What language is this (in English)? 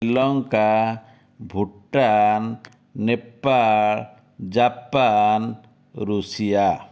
Odia